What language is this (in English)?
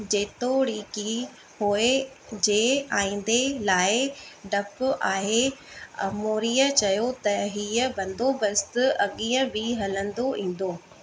Sindhi